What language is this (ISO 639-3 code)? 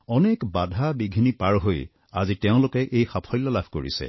asm